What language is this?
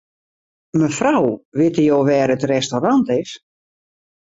Western Frisian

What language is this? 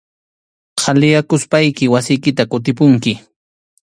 Arequipa-La Unión Quechua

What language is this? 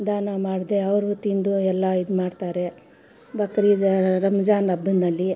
Kannada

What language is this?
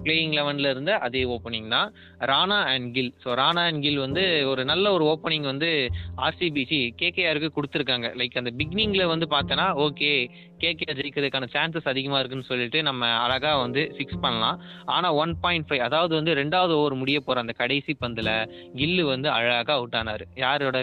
Tamil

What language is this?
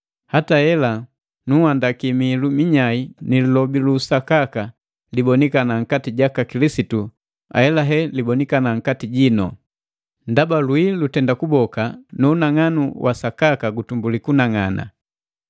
Matengo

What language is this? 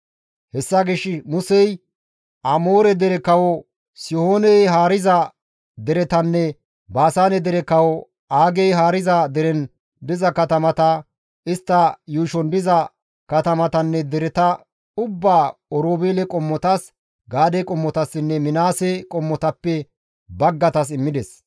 Gamo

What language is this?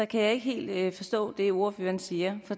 Danish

